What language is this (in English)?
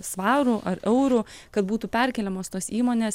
Lithuanian